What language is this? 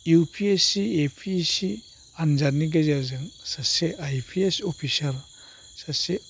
Bodo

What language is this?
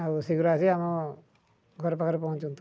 Odia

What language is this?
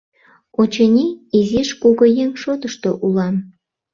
Mari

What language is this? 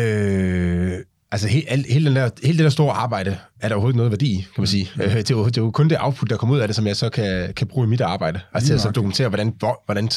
Danish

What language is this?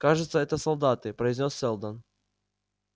Russian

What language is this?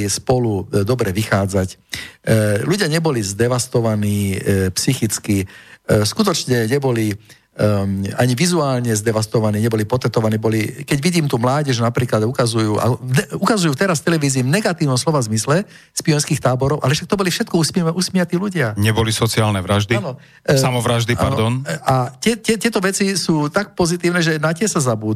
Slovak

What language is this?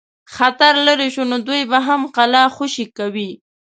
Pashto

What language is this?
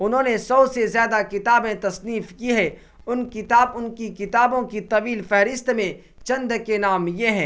Urdu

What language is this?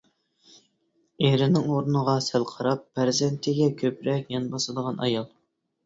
Uyghur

